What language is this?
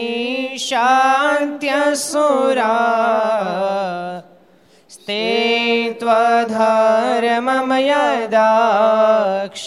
Gujarati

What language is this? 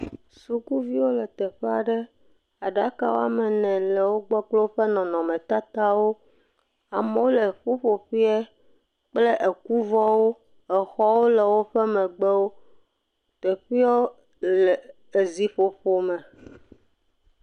Ewe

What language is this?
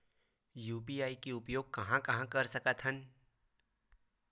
Chhattisgarhi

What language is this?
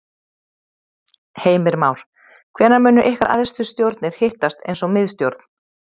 Icelandic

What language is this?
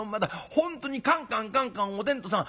Japanese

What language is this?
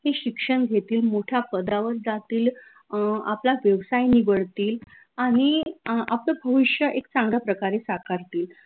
Marathi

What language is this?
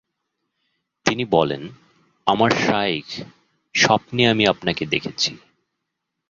Bangla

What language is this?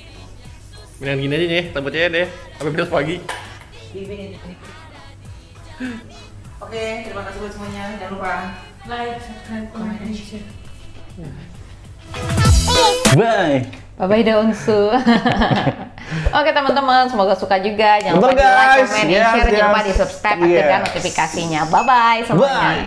Indonesian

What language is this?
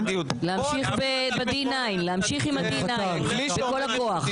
Hebrew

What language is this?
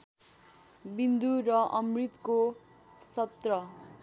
Nepali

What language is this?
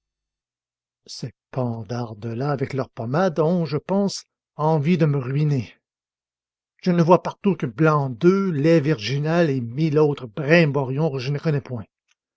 French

